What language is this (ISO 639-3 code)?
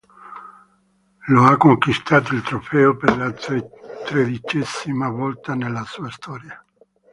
ita